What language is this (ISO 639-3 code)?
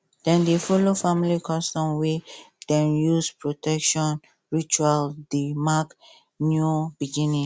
pcm